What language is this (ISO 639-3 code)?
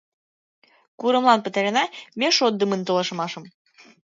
chm